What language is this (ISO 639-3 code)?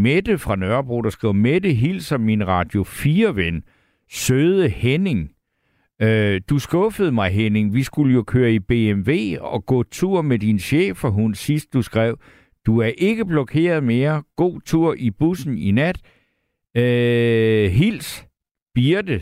dan